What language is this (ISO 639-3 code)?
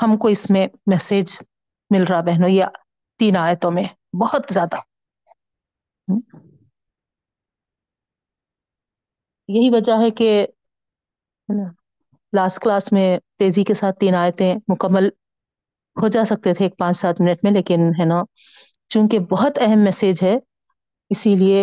urd